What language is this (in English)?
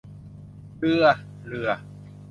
Thai